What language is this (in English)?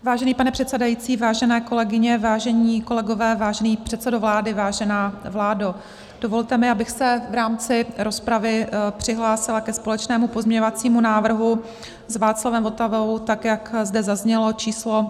Czech